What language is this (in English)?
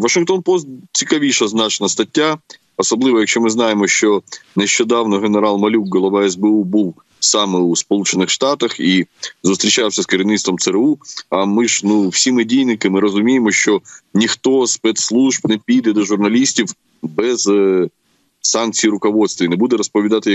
Ukrainian